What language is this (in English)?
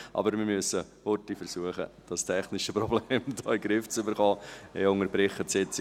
Swiss German